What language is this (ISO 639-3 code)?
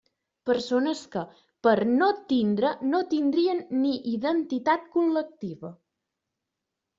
cat